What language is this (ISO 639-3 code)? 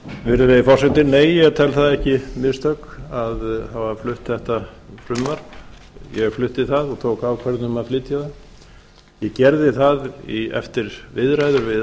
isl